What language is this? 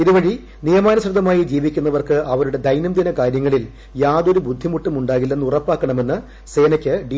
Malayalam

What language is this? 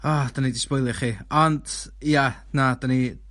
Welsh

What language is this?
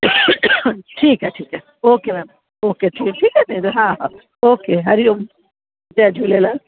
Sindhi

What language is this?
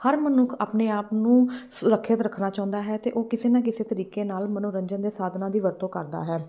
Punjabi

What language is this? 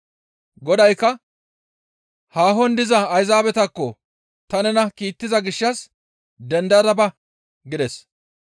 Gamo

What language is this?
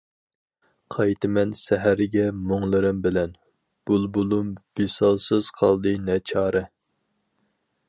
Uyghur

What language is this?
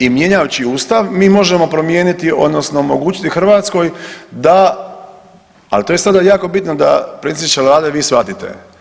Croatian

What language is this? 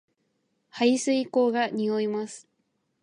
Japanese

